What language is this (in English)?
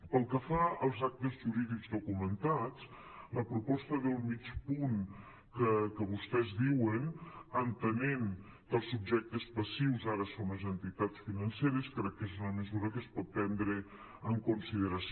Catalan